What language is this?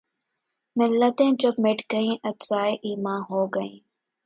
Urdu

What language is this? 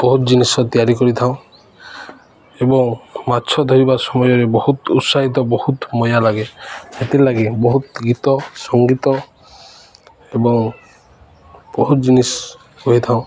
Odia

